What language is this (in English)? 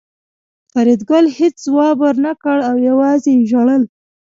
Pashto